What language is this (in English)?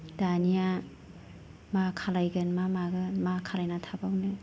Bodo